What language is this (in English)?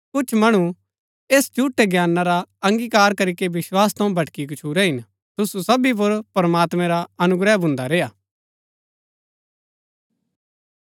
Gaddi